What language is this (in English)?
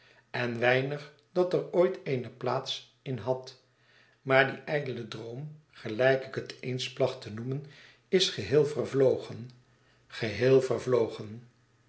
Dutch